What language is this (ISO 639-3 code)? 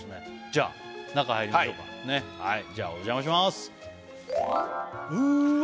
jpn